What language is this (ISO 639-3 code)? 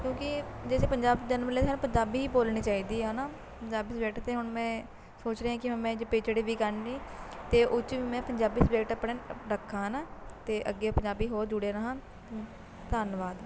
pan